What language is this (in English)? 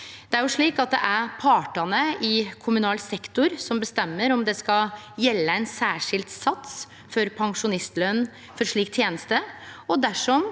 Norwegian